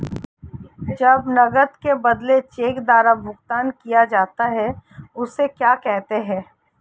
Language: Hindi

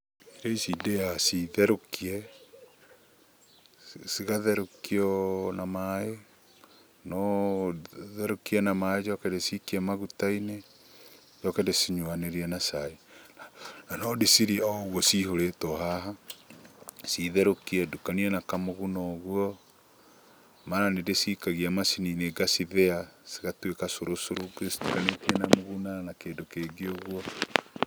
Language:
Kikuyu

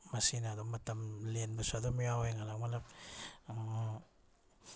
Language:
Manipuri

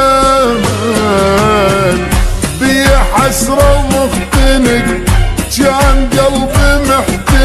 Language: Arabic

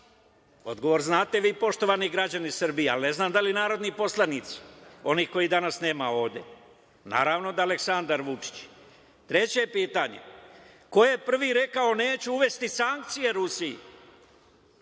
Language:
Serbian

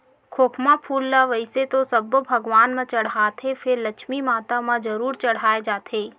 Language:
Chhattisgarhi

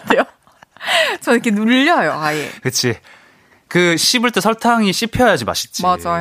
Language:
Korean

